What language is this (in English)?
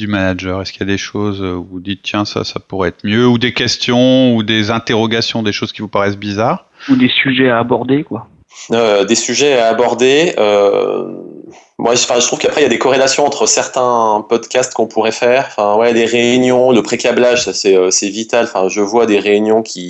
French